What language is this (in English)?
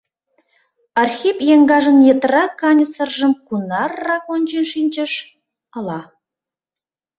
Mari